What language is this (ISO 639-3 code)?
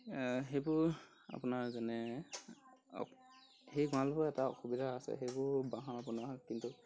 asm